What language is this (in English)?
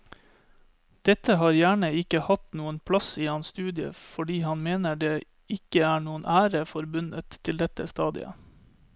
Norwegian